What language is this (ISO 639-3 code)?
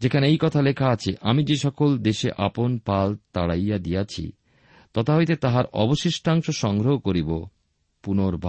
ben